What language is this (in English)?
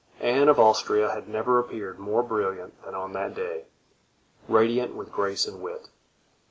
English